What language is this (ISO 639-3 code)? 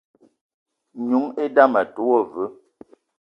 eto